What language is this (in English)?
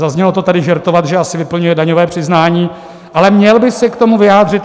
Czech